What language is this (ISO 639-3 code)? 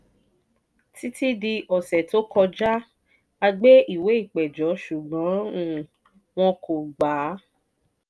yor